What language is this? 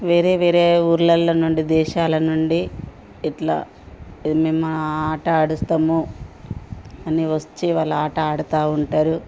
Telugu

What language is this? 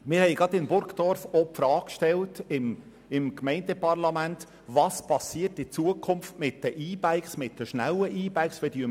Swiss German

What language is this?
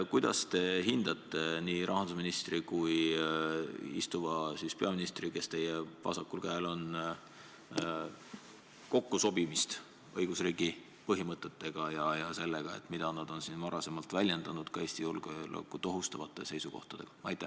Estonian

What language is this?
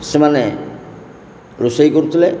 Odia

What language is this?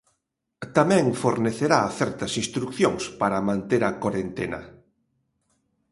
Galician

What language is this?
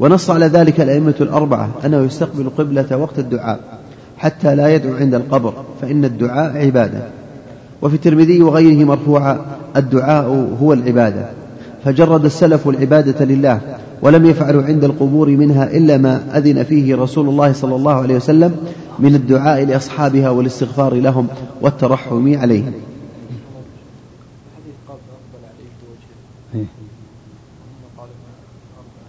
Arabic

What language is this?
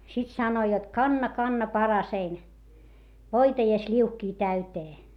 Finnish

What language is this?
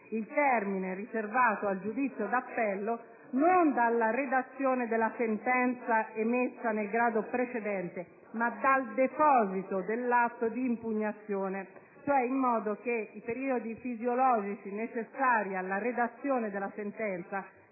Italian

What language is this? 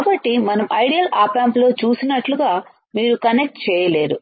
Telugu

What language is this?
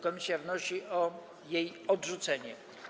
Polish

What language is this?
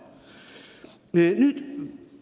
Estonian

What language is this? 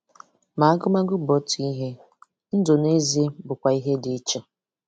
Igbo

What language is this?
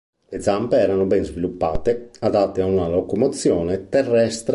Italian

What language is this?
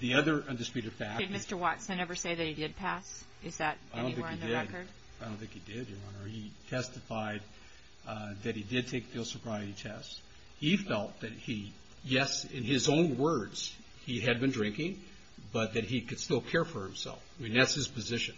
English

